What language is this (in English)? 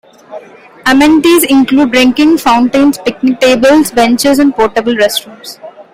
English